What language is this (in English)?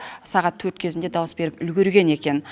Kazakh